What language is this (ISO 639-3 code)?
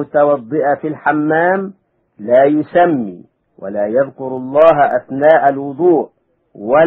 ara